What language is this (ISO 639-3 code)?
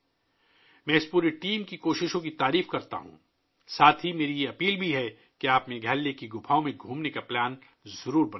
urd